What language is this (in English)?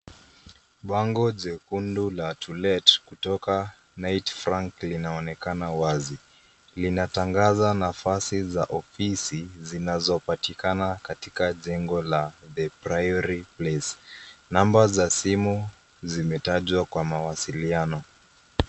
Swahili